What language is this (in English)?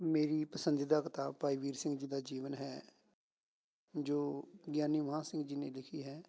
Punjabi